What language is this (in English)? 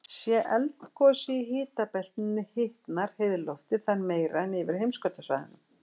Icelandic